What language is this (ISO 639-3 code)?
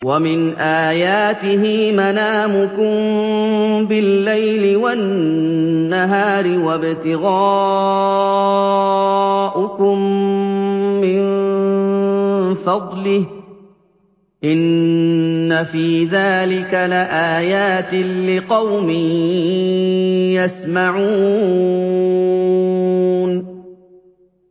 ara